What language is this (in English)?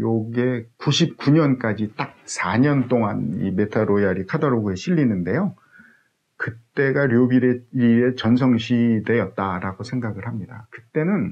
Korean